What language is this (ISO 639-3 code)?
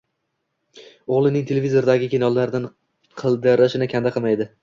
uzb